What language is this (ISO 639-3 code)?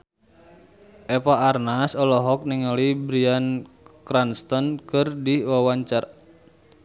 sun